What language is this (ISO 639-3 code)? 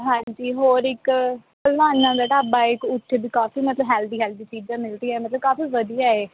pan